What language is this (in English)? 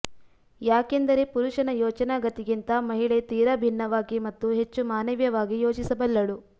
Kannada